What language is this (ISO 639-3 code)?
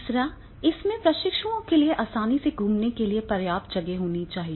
hin